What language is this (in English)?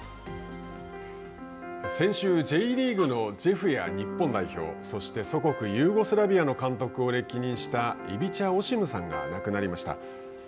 Japanese